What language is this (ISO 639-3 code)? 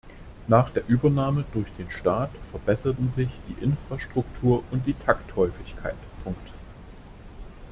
deu